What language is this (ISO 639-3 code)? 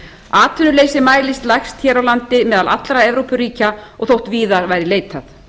isl